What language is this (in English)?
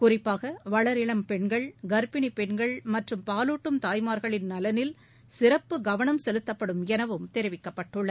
Tamil